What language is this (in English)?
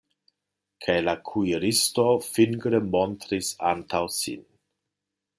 Esperanto